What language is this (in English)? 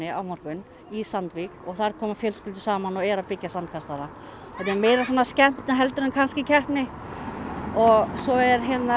Icelandic